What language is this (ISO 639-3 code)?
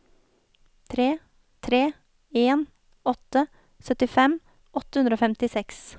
nor